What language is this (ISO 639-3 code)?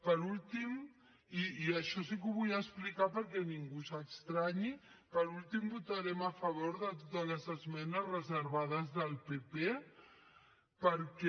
cat